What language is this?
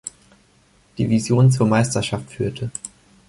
German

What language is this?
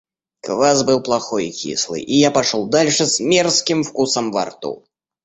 Russian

